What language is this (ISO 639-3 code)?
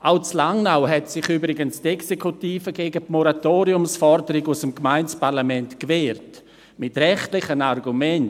gsw